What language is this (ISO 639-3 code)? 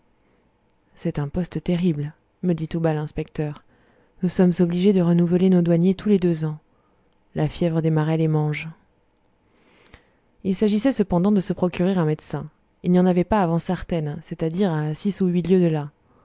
fra